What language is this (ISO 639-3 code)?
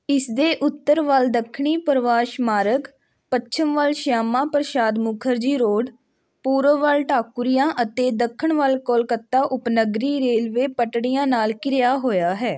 pan